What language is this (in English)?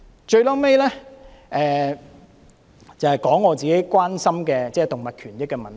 Cantonese